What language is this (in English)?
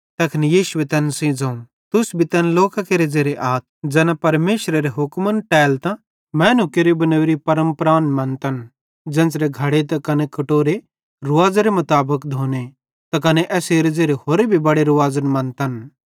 Bhadrawahi